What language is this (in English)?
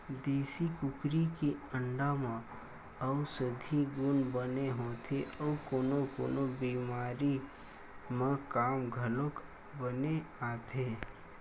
Chhattisgarhi